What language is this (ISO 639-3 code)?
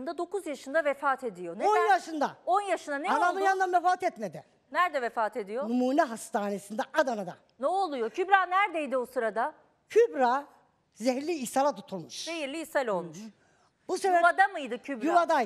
tur